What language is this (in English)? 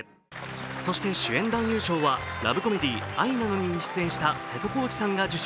Japanese